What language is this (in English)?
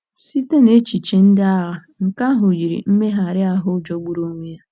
Igbo